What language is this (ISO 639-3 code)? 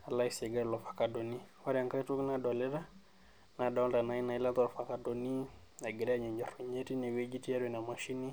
mas